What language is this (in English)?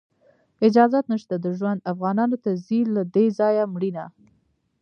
Pashto